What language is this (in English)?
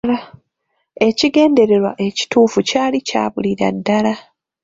Ganda